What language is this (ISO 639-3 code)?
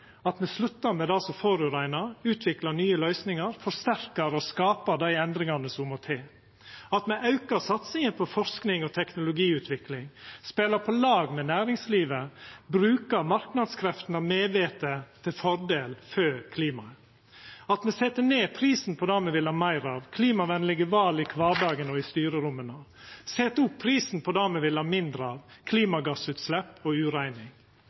nno